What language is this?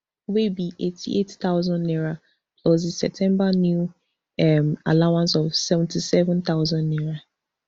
Nigerian Pidgin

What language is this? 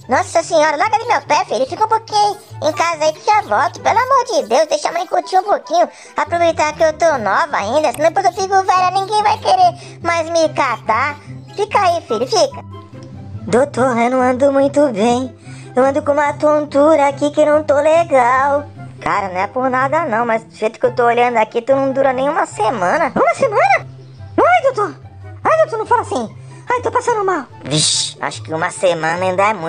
Portuguese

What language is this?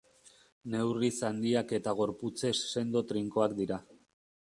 Basque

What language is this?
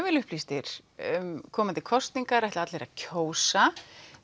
Icelandic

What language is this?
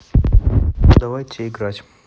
Russian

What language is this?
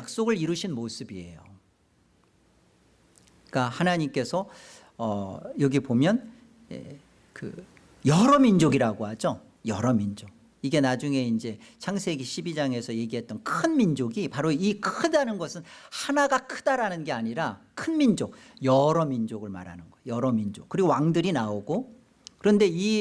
Korean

